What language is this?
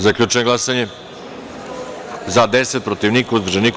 Serbian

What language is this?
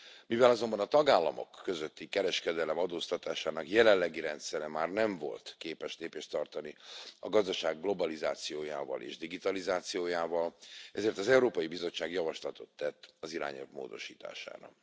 Hungarian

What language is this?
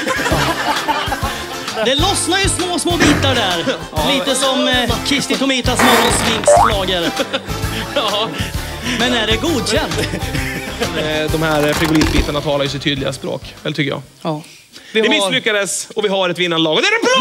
Swedish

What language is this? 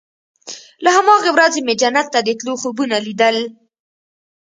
Pashto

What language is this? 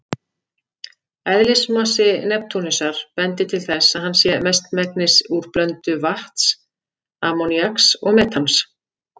Icelandic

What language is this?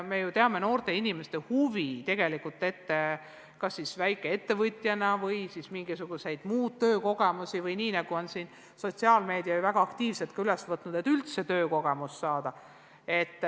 Estonian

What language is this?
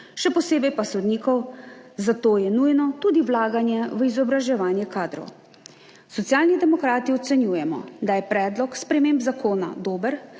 Slovenian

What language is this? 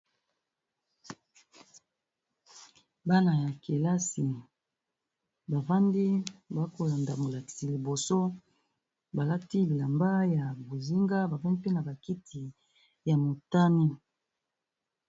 Lingala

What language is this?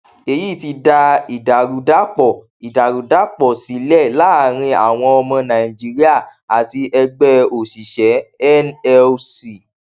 Yoruba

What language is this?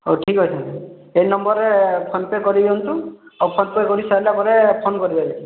Odia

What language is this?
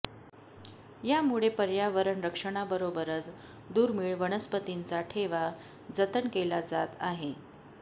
Marathi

